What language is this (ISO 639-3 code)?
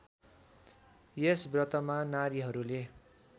nep